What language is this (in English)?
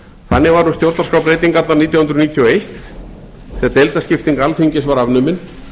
Icelandic